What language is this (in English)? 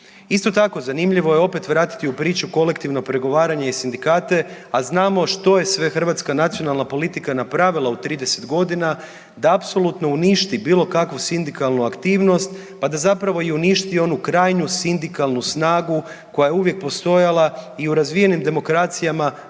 Croatian